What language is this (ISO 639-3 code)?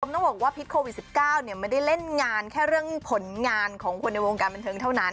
tha